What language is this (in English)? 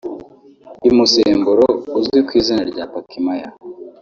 Kinyarwanda